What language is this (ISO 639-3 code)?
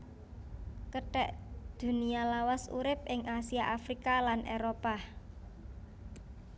jav